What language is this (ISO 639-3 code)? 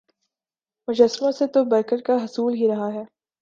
urd